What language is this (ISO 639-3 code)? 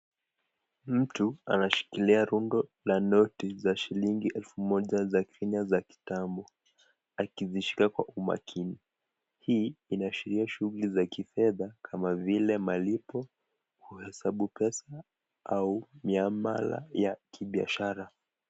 swa